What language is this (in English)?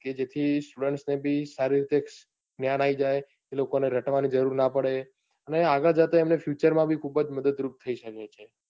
Gujarati